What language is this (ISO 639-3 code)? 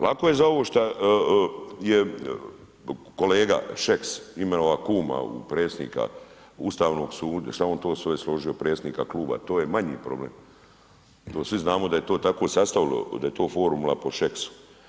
hrv